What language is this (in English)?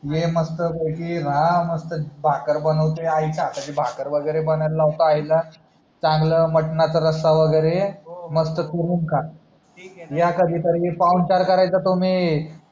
Marathi